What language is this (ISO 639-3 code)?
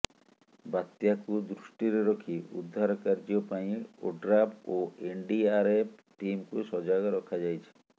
ori